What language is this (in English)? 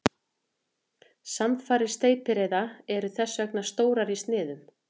Icelandic